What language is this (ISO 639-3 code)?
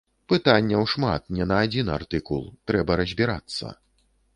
bel